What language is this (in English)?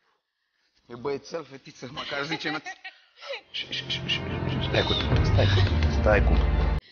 Romanian